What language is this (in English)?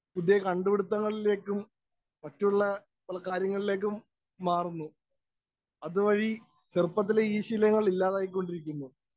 Malayalam